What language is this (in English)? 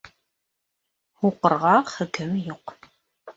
Bashkir